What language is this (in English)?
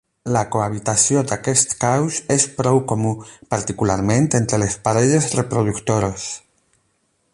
Catalan